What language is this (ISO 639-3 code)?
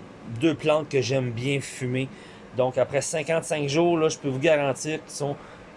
fra